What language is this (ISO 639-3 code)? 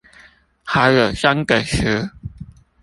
zho